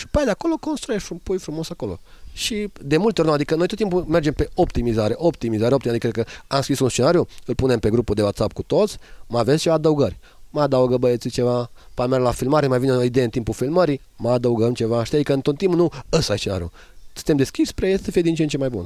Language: Romanian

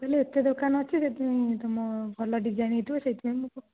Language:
Odia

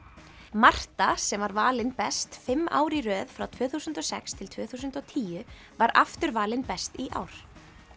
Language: Icelandic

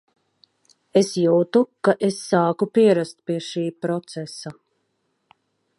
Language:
Latvian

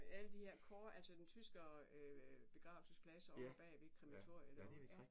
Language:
Danish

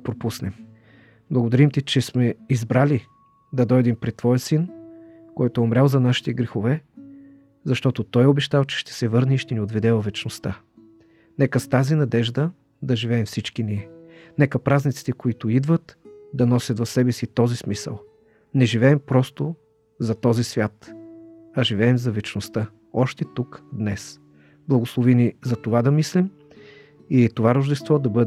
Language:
Bulgarian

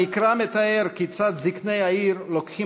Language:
Hebrew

